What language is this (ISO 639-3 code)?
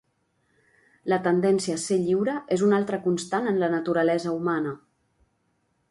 cat